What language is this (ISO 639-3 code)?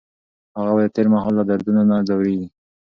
pus